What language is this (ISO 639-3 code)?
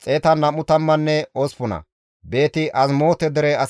gmv